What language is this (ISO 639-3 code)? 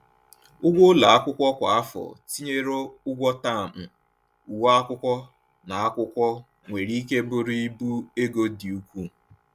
ibo